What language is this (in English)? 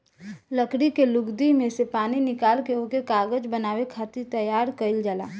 Bhojpuri